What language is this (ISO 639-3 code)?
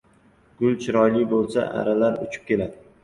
uzb